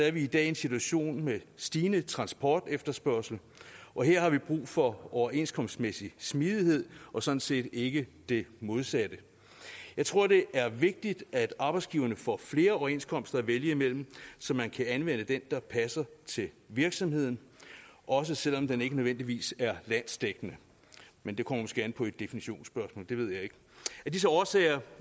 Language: Danish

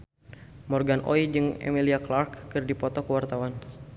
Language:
Sundanese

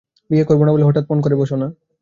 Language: Bangla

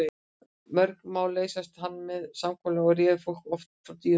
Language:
Icelandic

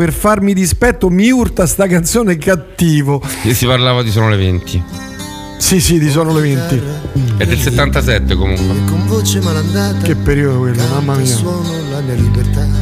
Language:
Italian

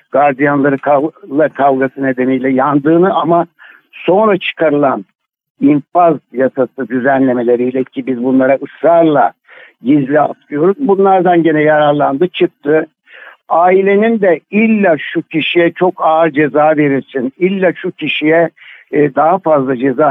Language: Turkish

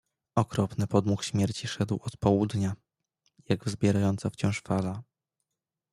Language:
Polish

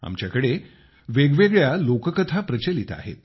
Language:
Marathi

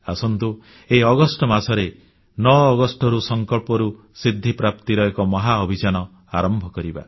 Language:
Odia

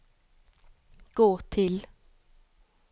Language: Norwegian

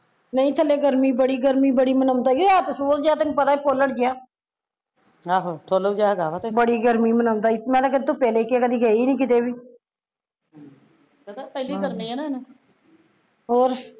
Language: Punjabi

